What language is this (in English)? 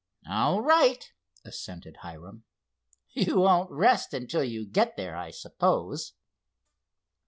English